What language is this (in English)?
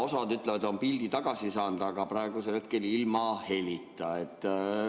Estonian